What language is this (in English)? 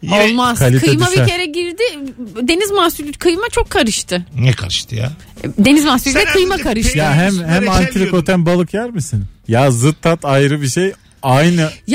Turkish